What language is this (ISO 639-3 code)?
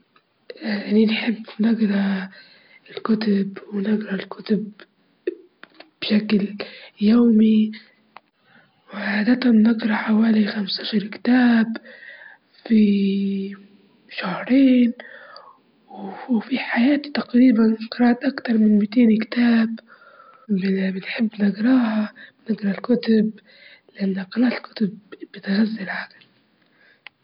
ayl